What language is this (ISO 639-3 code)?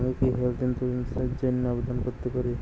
ben